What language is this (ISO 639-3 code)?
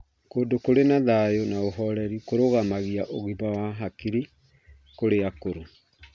kik